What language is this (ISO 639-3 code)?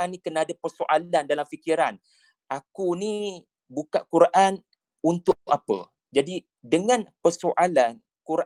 msa